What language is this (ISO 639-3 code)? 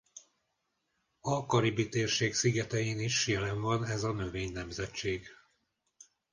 hun